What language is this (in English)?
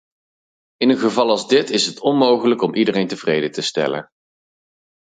Dutch